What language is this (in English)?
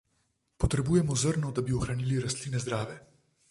Slovenian